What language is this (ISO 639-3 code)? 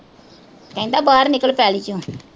pan